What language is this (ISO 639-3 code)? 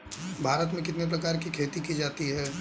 hin